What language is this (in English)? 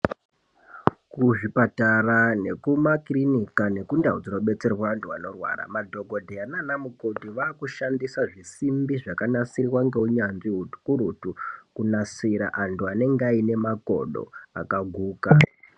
Ndau